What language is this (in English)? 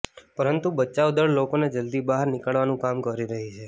Gujarati